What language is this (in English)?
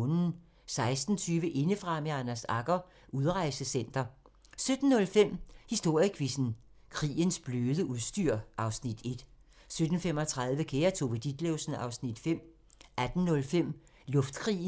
Danish